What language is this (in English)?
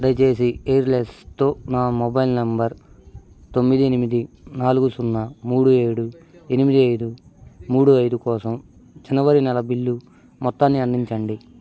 Telugu